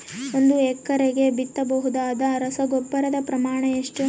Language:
Kannada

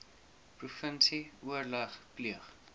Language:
Afrikaans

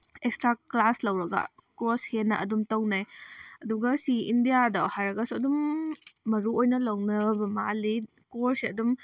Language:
Manipuri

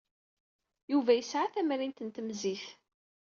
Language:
Kabyle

